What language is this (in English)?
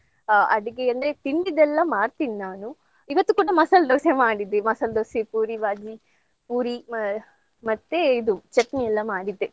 Kannada